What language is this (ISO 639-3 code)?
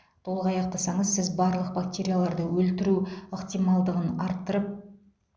kaz